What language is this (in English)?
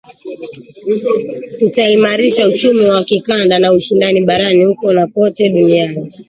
Swahili